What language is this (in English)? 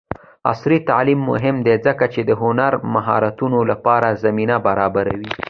Pashto